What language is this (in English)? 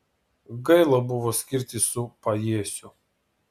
Lithuanian